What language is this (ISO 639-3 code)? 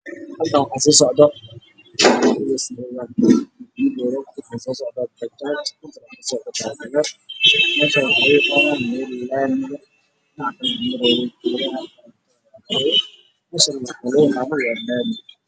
som